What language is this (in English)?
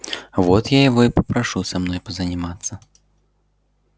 Russian